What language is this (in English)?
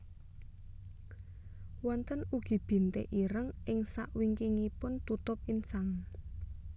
Javanese